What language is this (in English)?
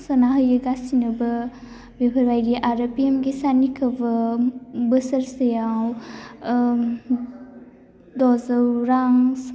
Bodo